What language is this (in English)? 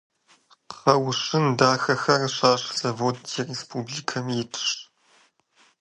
Kabardian